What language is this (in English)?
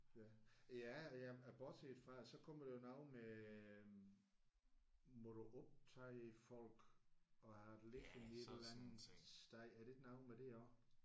Danish